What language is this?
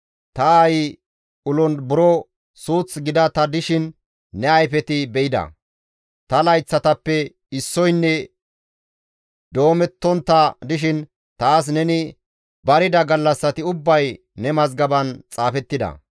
Gamo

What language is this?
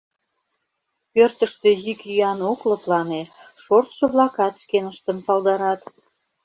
Mari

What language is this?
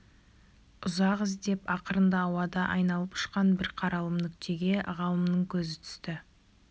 Kazakh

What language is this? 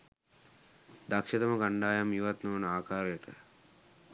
Sinhala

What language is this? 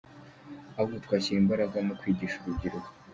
Kinyarwanda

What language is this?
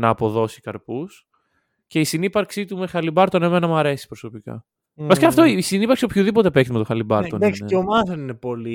Greek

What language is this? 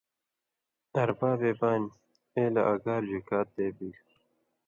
Indus Kohistani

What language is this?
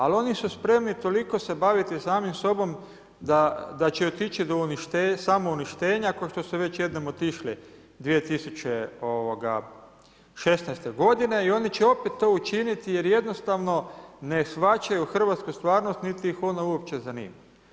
Croatian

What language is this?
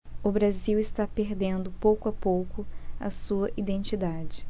Portuguese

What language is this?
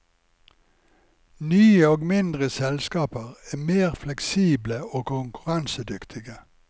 Norwegian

